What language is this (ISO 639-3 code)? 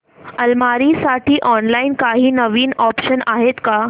mar